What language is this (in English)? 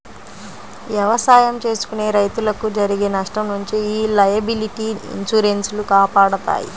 Telugu